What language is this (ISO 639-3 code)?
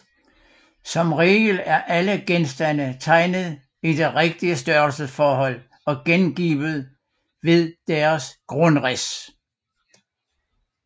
dan